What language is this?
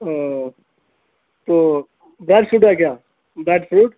Urdu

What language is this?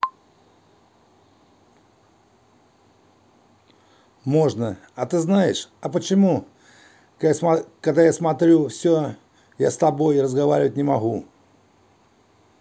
Russian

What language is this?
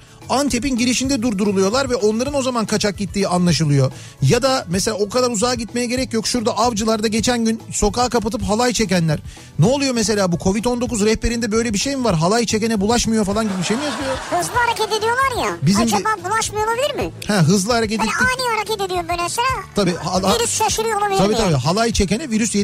Turkish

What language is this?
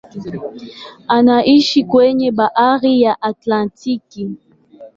Swahili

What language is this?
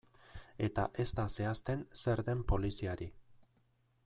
Basque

